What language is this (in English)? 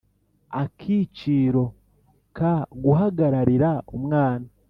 Kinyarwanda